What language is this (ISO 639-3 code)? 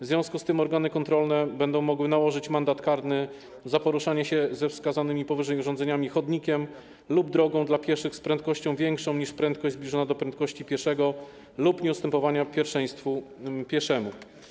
pol